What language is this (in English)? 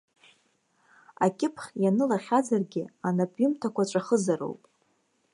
Abkhazian